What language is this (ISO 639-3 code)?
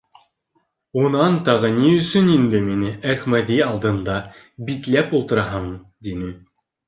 bak